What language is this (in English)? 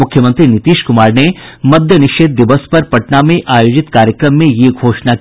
Hindi